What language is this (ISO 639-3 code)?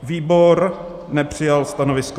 ces